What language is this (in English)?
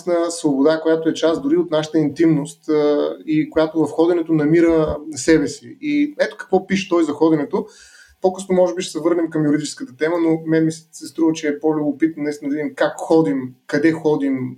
Bulgarian